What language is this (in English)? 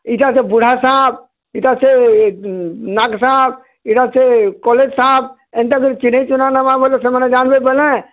Odia